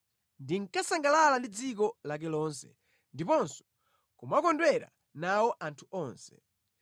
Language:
Nyanja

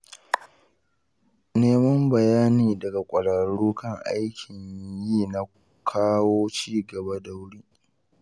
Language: Hausa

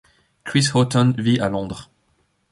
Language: French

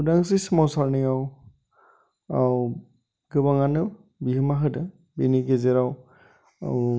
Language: Bodo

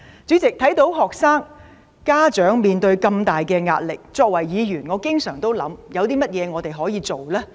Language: Cantonese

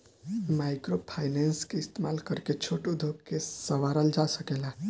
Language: Bhojpuri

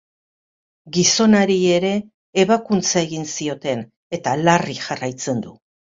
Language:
Basque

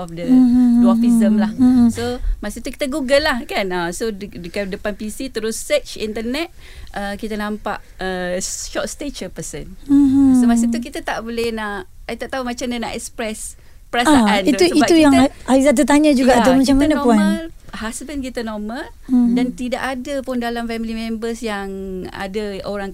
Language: Malay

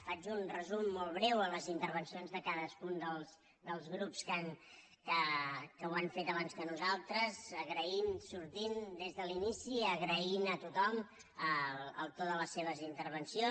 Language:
Catalan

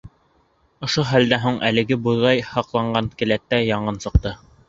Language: Bashkir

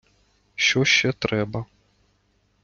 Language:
Ukrainian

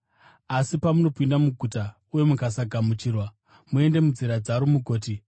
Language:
Shona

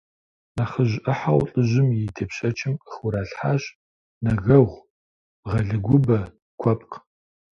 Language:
Kabardian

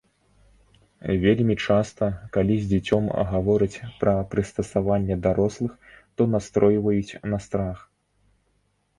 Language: Belarusian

